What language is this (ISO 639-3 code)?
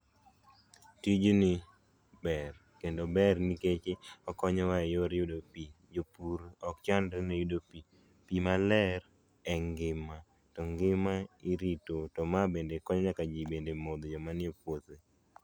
luo